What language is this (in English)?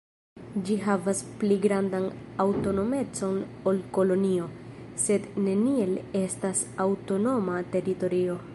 Esperanto